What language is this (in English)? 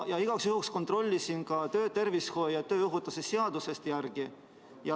Estonian